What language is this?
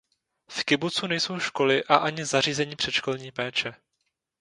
Czech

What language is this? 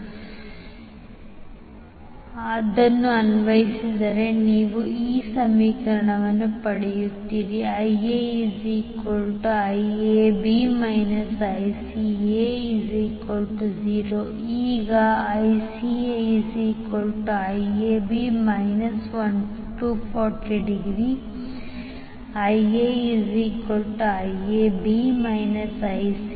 Kannada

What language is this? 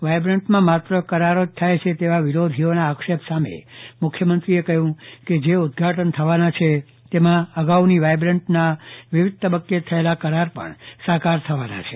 Gujarati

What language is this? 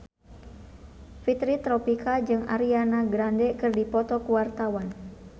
Sundanese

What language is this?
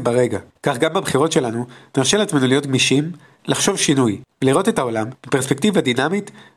Hebrew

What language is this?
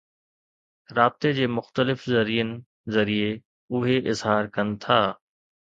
Sindhi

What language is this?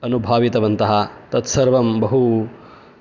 Sanskrit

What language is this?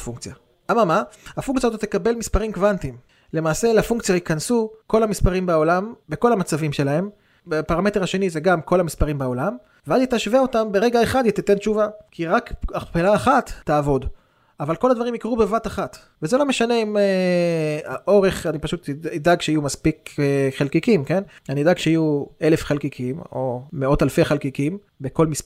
Hebrew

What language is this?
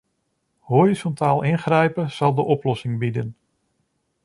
Dutch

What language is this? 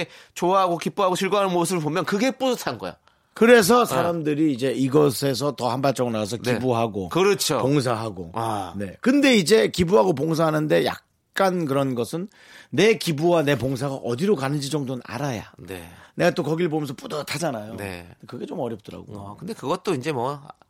Korean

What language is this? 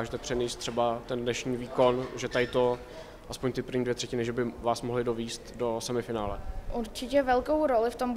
Czech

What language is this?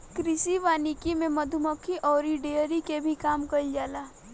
Bhojpuri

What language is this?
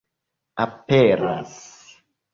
Esperanto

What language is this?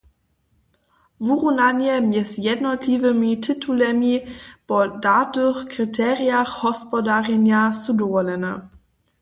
Upper Sorbian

